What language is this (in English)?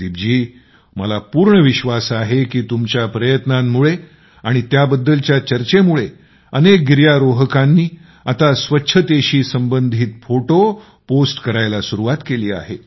Marathi